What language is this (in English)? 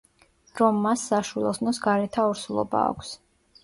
Georgian